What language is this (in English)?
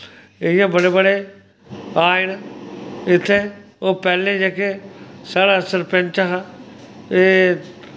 Dogri